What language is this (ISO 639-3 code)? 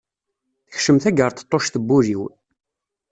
kab